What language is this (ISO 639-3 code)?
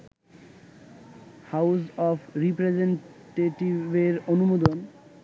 ben